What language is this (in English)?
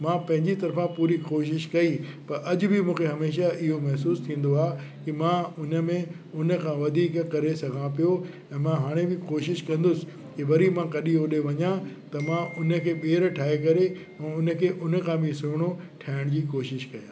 Sindhi